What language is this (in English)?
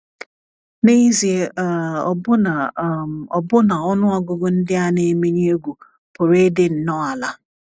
Igbo